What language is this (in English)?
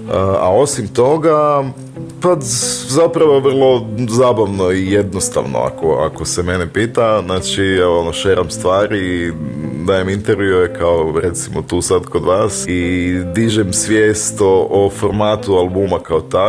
Croatian